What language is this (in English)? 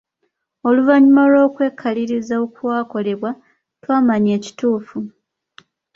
Ganda